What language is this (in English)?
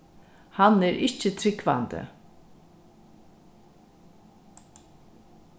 Faroese